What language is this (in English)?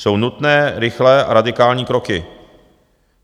Czech